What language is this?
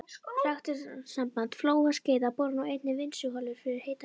Icelandic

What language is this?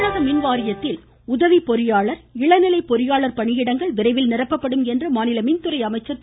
Tamil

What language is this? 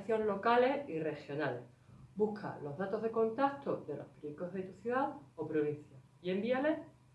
Spanish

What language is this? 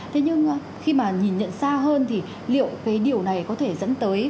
Vietnamese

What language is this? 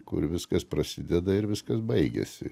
Lithuanian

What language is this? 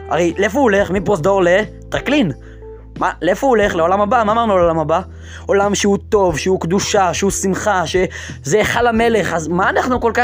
Hebrew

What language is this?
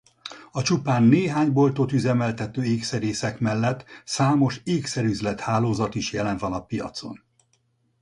Hungarian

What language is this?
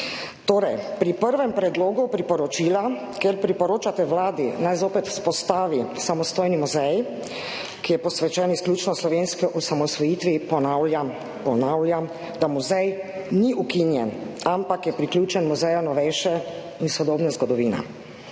Slovenian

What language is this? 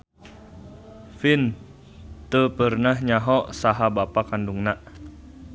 Sundanese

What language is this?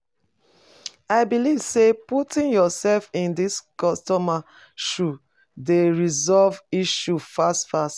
Nigerian Pidgin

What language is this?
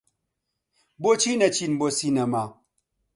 Central Kurdish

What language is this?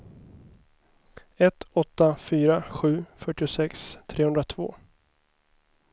Swedish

